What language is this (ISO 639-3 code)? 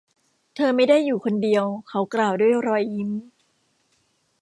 tha